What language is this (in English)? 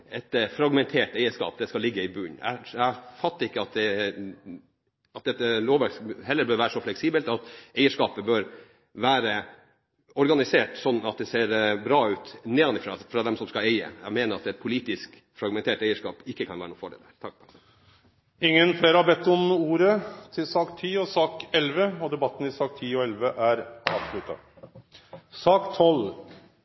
Norwegian